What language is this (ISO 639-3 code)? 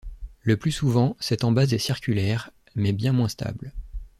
fra